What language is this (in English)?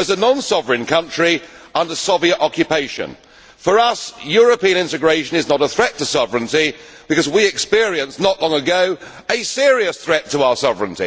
English